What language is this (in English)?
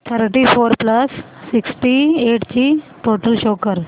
Marathi